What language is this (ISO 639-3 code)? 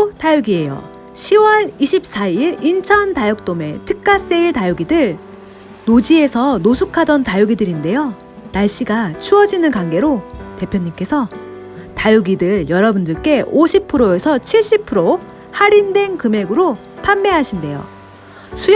kor